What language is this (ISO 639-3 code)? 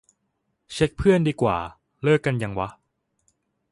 tha